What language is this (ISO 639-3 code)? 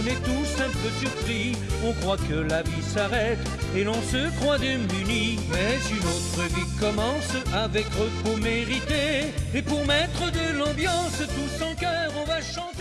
fra